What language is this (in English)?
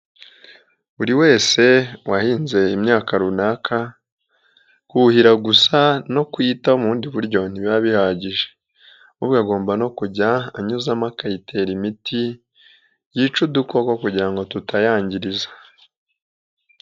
Kinyarwanda